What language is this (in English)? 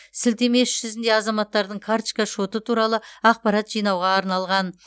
Kazakh